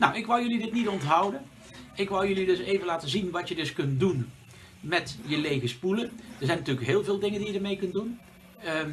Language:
Dutch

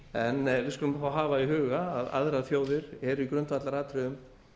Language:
Icelandic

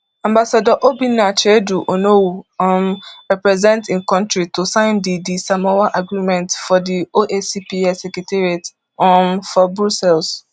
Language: Nigerian Pidgin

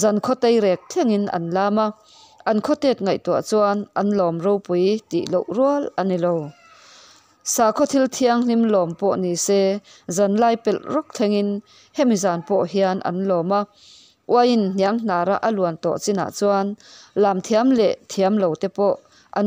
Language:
Vietnamese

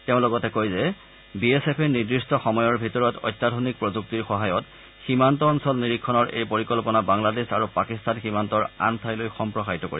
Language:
Assamese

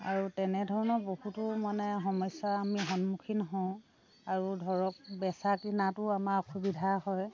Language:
Assamese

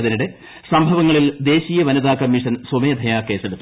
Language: Malayalam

